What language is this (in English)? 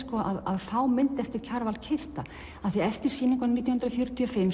Icelandic